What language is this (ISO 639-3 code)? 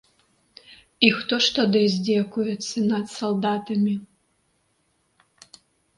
bel